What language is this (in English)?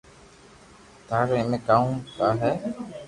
Loarki